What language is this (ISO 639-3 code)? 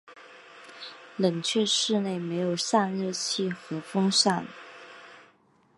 zho